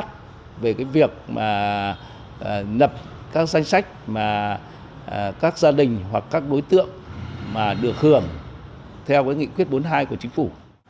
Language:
Vietnamese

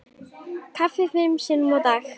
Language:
Icelandic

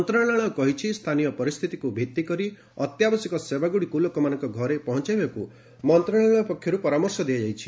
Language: Odia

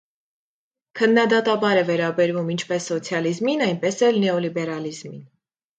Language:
Armenian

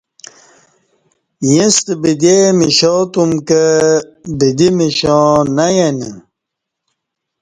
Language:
Kati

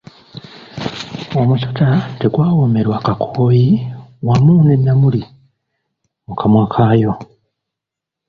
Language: Ganda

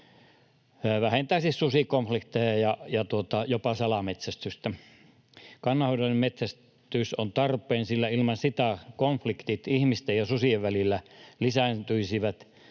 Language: Finnish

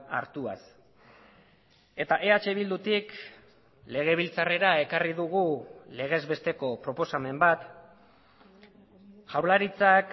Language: Basque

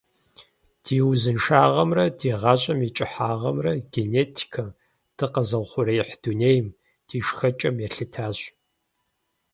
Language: Kabardian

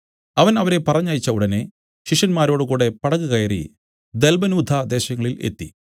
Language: Malayalam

